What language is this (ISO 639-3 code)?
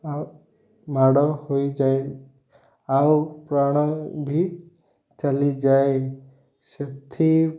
ori